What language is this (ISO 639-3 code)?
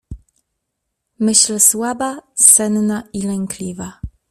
pol